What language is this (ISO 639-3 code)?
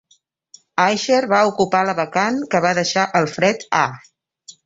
cat